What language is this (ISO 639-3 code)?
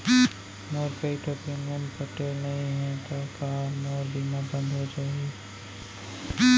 hne